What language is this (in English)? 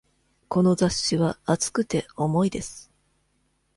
Japanese